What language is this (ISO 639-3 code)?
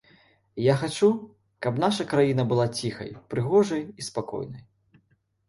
bel